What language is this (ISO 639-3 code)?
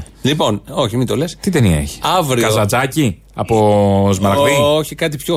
ell